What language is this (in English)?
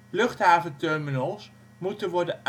Dutch